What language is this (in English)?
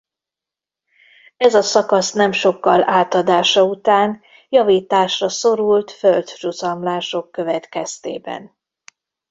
Hungarian